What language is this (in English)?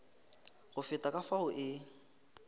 Northern Sotho